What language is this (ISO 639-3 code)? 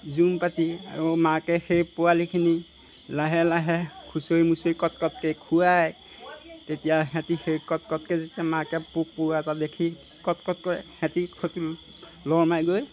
asm